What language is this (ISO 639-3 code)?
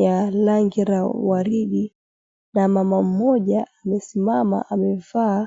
swa